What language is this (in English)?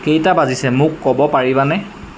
Assamese